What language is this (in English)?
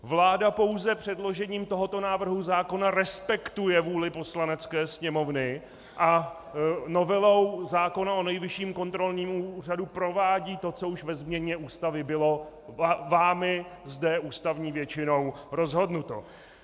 Czech